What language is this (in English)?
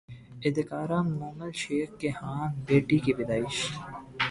Urdu